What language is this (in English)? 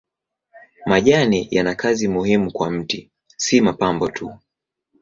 Swahili